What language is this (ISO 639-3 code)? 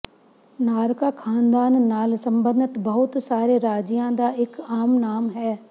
pan